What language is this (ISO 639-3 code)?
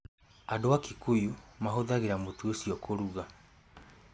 kik